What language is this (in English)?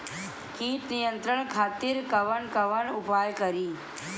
Bhojpuri